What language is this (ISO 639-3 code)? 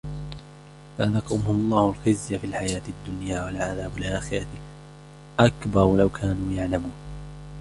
ara